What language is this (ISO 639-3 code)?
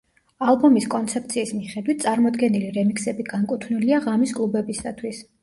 kat